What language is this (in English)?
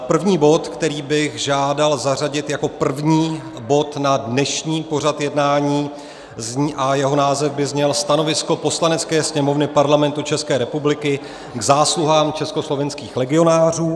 Czech